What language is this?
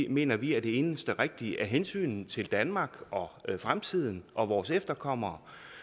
Danish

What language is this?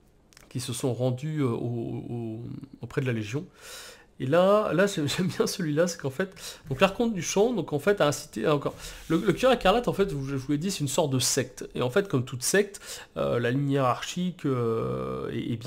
French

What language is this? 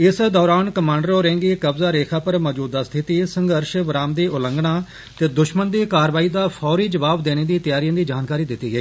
Dogri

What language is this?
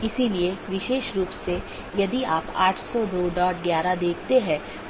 Hindi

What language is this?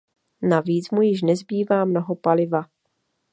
Czech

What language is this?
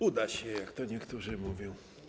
Polish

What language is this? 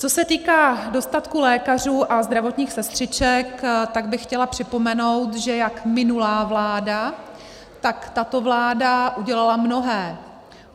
Czech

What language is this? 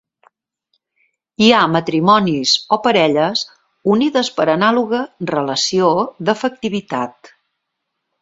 Catalan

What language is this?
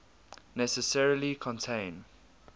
English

